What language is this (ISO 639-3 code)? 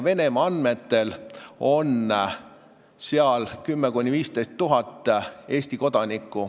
est